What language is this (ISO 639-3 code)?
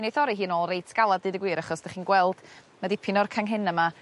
cym